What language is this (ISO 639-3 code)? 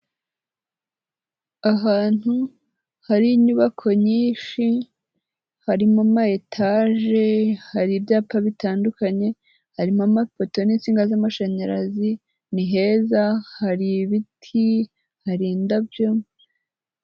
kin